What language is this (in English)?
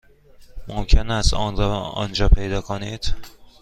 Persian